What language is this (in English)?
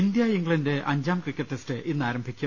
Malayalam